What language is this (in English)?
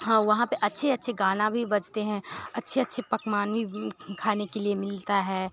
Hindi